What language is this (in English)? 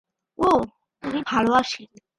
Bangla